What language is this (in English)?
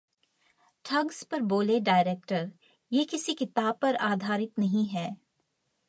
Hindi